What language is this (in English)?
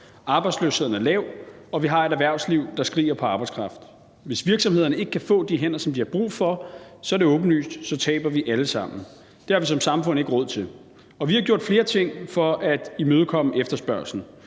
Danish